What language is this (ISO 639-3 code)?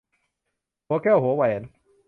tha